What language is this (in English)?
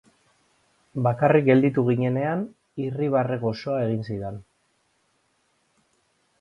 Basque